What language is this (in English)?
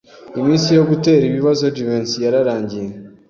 Kinyarwanda